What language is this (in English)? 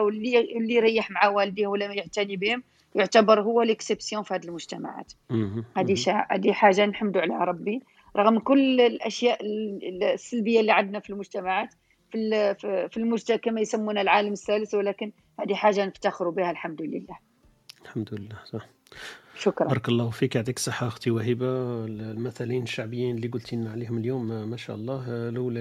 Arabic